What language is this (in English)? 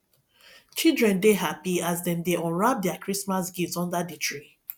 Nigerian Pidgin